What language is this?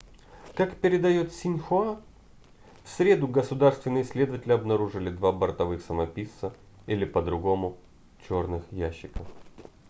Russian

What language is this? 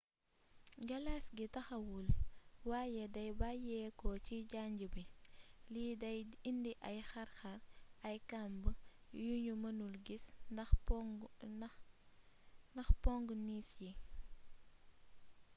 Wolof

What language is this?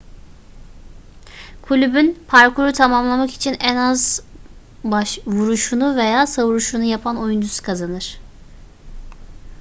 Turkish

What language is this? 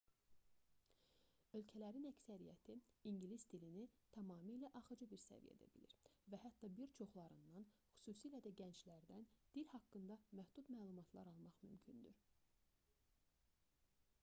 Azerbaijani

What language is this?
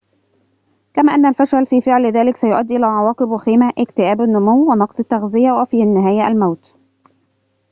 Arabic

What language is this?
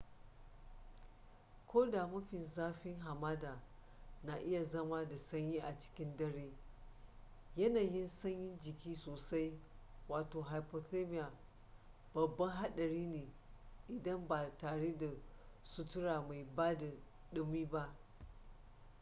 Hausa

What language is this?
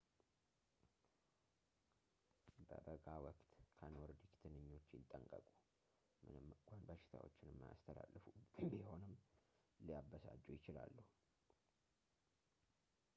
Amharic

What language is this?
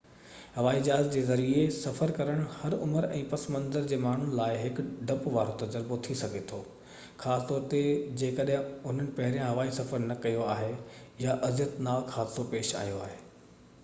Sindhi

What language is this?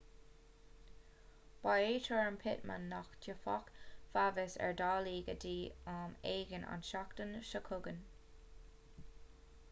Irish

